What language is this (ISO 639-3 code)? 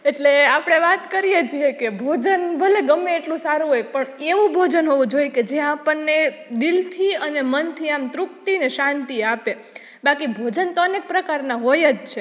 guj